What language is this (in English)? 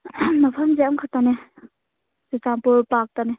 Manipuri